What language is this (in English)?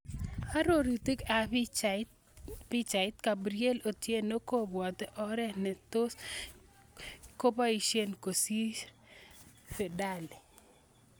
Kalenjin